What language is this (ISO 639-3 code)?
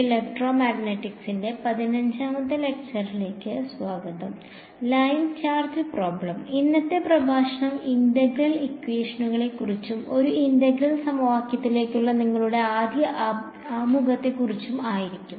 mal